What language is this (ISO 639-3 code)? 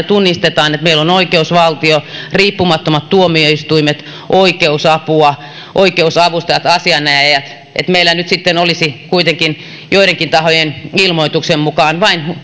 fin